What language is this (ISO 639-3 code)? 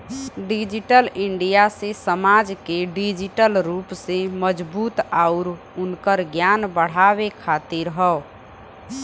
bho